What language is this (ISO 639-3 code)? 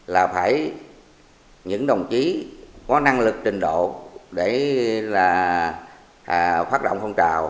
vie